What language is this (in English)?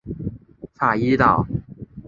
Chinese